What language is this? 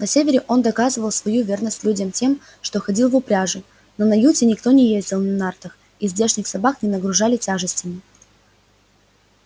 Russian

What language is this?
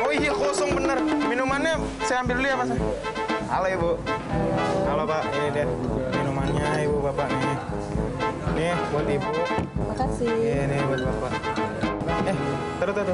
Indonesian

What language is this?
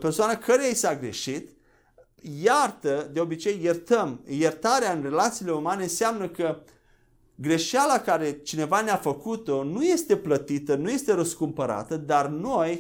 Romanian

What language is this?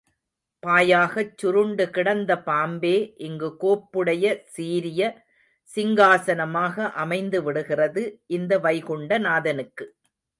Tamil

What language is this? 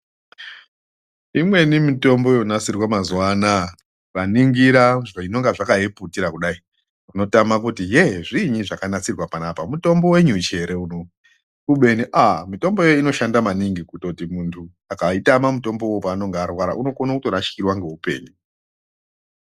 Ndau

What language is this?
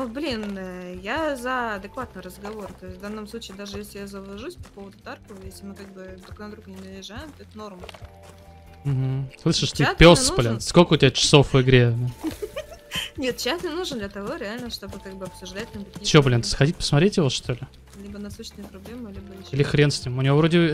Russian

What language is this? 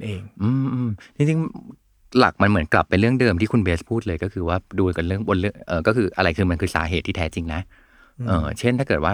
Thai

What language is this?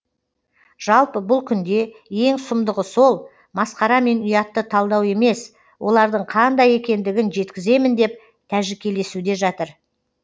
Kazakh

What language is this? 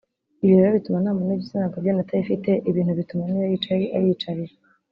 Kinyarwanda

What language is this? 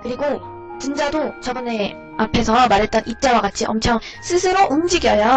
Korean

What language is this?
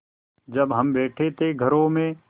Hindi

